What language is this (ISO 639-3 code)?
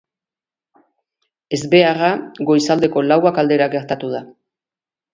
eus